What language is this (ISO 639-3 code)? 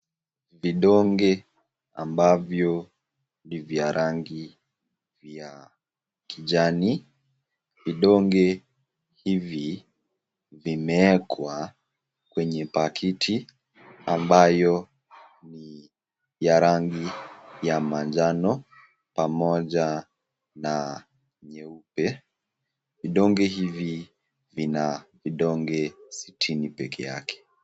swa